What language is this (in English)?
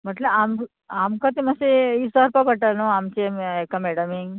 Konkani